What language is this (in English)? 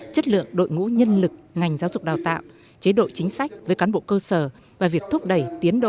Vietnamese